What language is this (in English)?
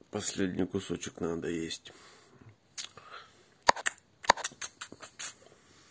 Russian